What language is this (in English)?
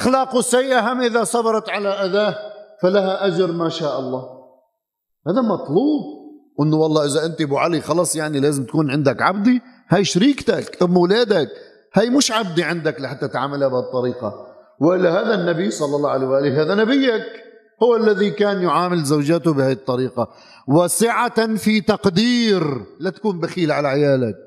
Arabic